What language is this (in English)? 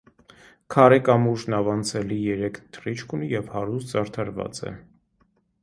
Armenian